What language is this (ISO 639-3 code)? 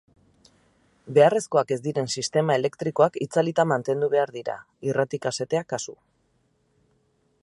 eus